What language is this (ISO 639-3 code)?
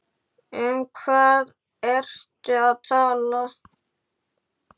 isl